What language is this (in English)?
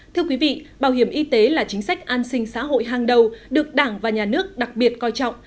Vietnamese